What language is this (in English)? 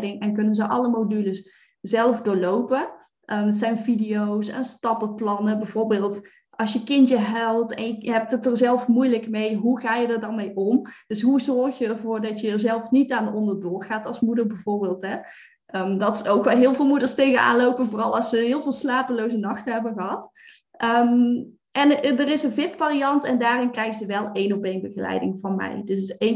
Dutch